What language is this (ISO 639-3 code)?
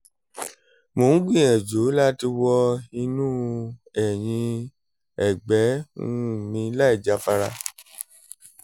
yor